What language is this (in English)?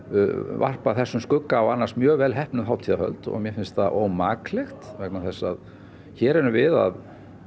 Icelandic